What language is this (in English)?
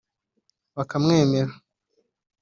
Kinyarwanda